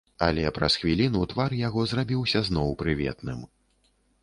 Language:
Belarusian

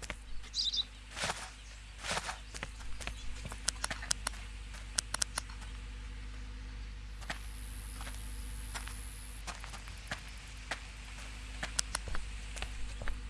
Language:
Indonesian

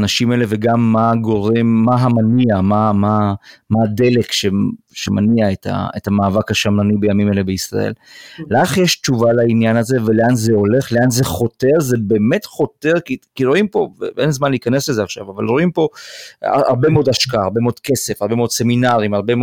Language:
Hebrew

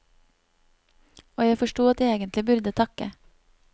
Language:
Norwegian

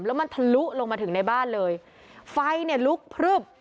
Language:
Thai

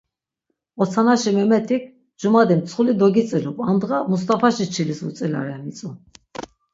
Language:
Laz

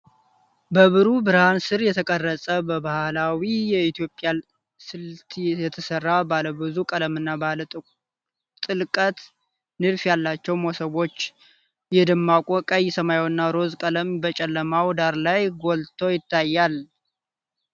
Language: Amharic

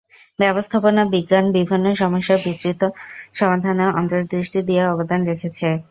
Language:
Bangla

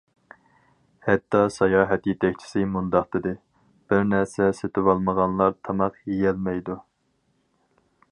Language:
Uyghur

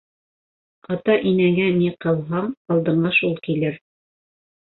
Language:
Bashkir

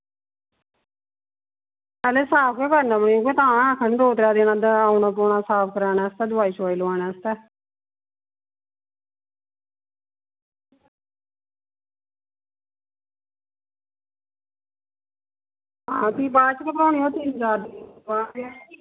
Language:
Dogri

